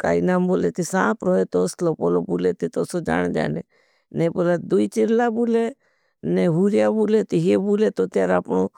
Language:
Bhili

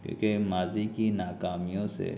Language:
Urdu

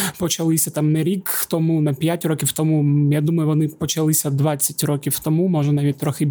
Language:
Ukrainian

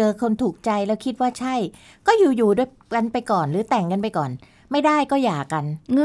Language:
Thai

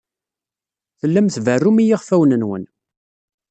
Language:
Kabyle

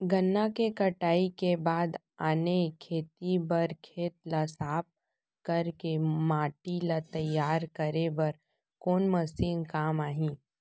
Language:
Chhattisgarhi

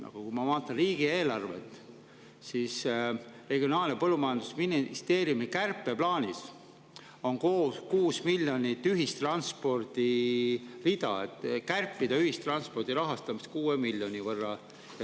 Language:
Estonian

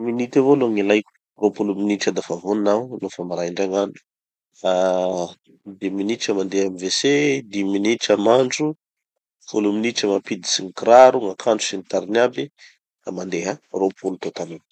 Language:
Tanosy Malagasy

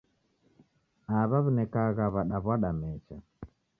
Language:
Taita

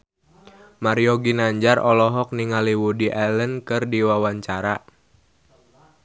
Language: Sundanese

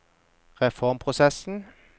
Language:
Norwegian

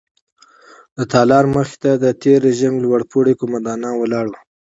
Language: Pashto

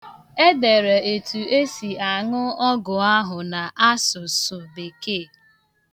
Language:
Igbo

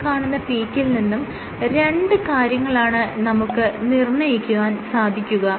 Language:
Malayalam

